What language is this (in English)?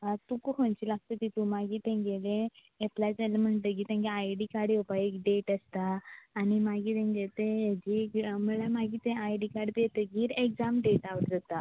Konkani